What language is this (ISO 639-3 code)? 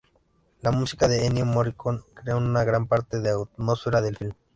spa